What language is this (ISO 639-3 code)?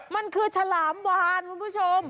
tha